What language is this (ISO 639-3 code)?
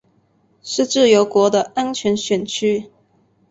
zho